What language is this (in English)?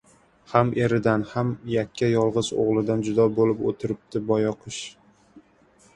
Uzbek